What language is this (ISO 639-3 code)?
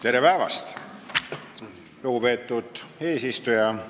est